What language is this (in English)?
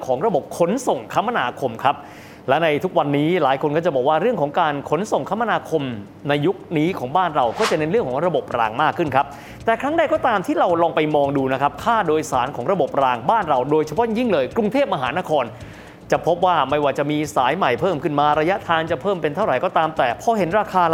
Thai